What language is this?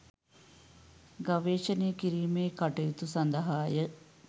Sinhala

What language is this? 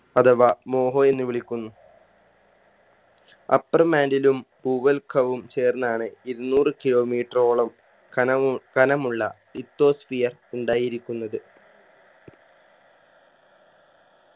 Malayalam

